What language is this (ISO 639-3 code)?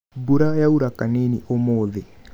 kik